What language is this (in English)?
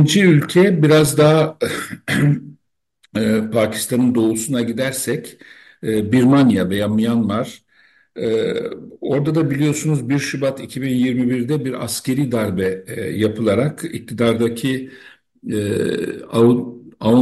Turkish